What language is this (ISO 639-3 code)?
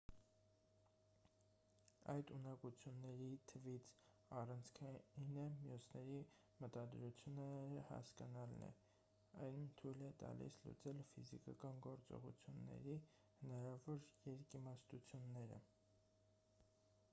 hye